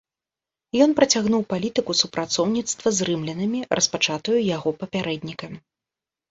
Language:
Belarusian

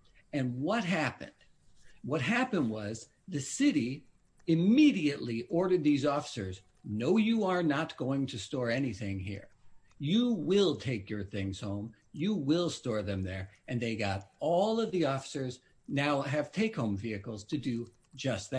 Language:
English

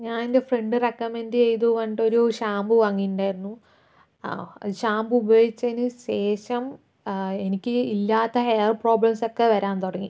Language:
Malayalam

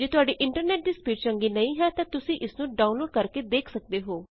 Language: Punjabi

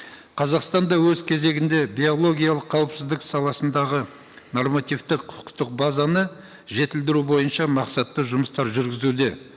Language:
Kazakh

